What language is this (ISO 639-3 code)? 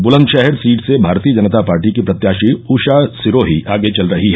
hin